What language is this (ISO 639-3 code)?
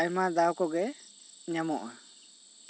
sat